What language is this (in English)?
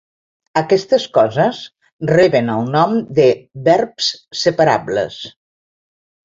Catalan